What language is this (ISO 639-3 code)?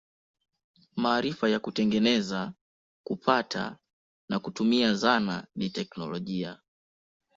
swa